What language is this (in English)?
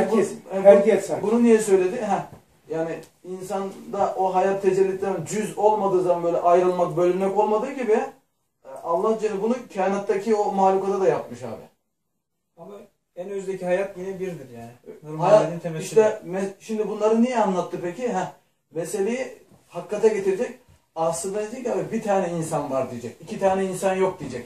Turkish